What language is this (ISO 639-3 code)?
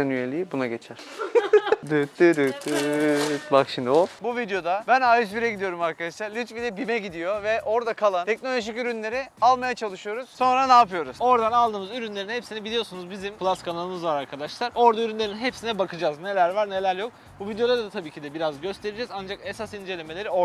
tur